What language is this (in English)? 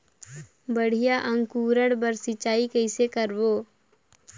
Chhattisgarhi